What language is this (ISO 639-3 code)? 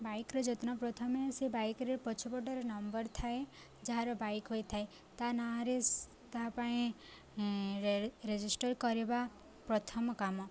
ori